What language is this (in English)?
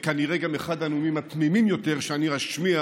Hebrew